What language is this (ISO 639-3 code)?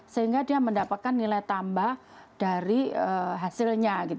ind